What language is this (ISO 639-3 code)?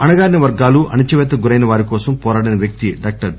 tel